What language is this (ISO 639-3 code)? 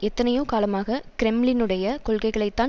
tam